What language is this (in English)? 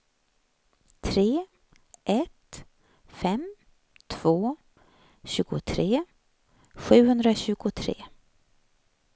Swedish